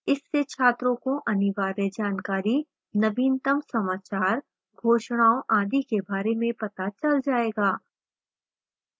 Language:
Hindi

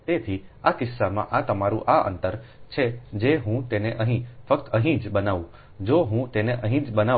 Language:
Gujarati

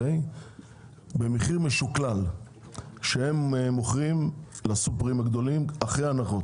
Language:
Hebrew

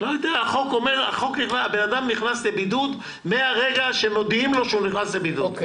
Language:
Hebrew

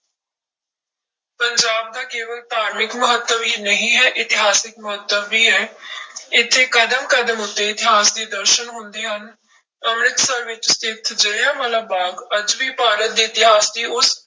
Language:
Punjabi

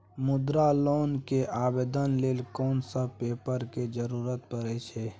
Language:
Maithili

